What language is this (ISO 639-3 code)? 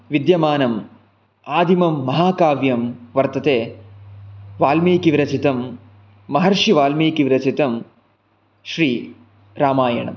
san